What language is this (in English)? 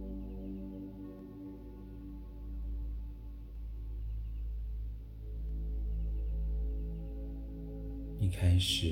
Chinese